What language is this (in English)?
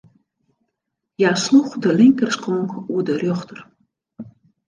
Western Frisian